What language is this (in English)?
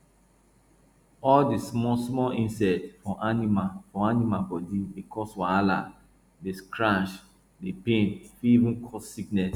Nigerian Pidgin